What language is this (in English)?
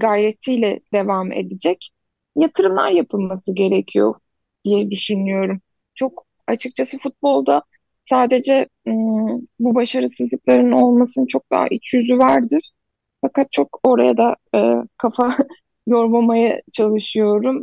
Turkish